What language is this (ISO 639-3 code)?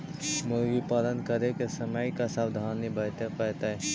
mag